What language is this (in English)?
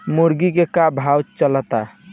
Bhojpuri